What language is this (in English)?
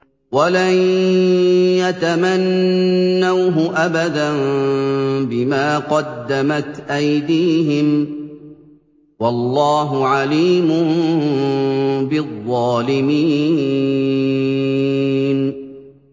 Arabic